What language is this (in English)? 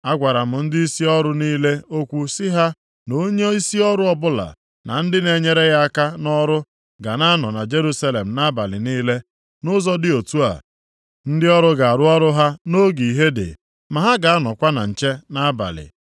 Igbo